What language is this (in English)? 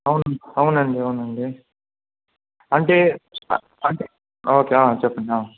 Telugu